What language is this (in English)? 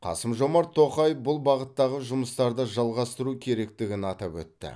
Kazakh